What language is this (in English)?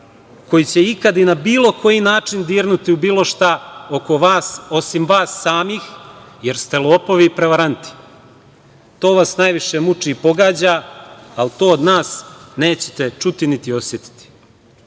Serbian